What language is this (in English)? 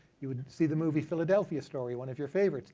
English